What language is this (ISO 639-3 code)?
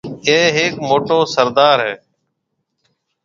mve